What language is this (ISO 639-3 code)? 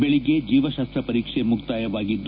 kan